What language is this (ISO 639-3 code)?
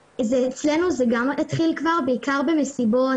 heb